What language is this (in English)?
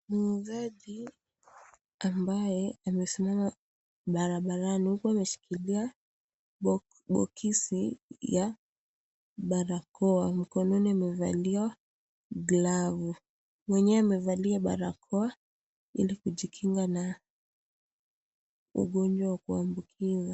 Swahili